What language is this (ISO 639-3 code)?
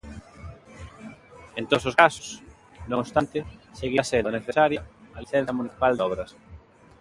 glg